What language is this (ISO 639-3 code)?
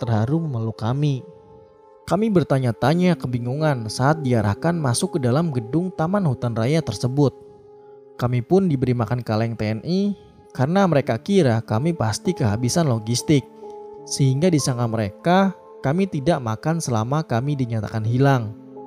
ind